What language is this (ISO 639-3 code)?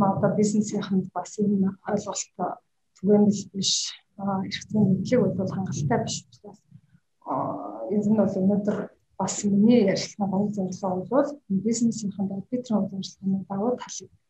rus